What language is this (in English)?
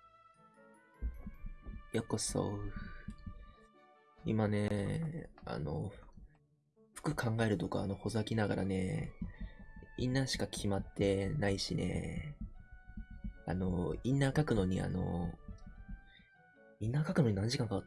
Japanese